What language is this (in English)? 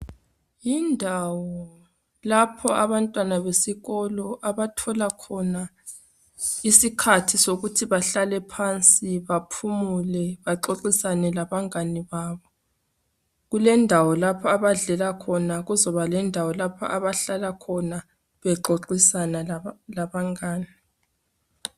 North Ndebele